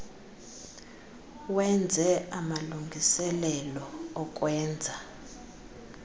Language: Xhosa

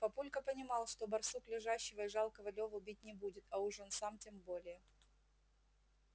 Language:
Russian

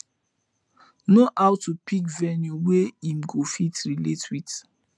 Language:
Nigerian Pidgin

